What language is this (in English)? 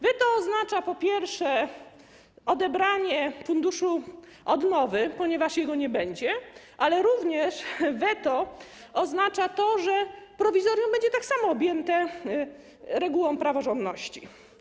Polish